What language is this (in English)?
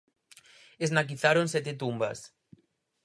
Galician